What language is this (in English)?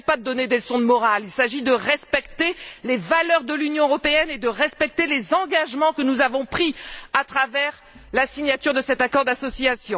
French